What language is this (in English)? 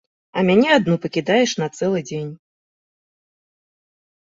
Belarusian